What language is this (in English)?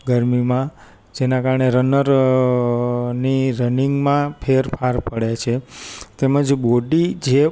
Gujarati